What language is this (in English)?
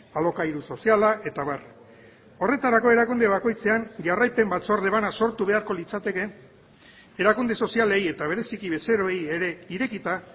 Basque